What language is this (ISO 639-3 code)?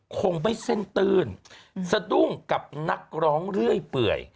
tha